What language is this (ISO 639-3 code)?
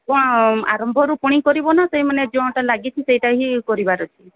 ori